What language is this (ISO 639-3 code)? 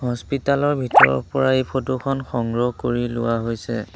asm